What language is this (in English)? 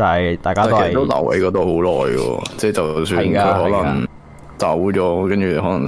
Chinese